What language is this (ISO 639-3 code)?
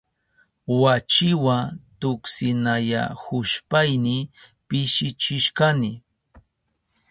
qup